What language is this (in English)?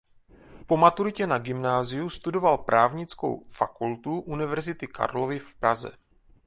Czech